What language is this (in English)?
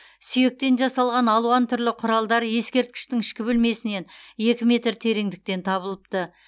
Kazakh